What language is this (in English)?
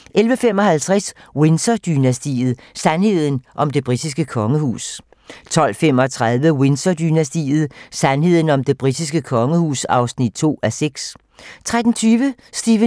Danish